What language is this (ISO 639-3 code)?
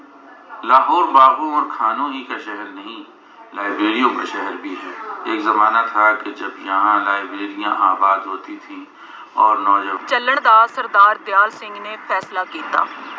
pan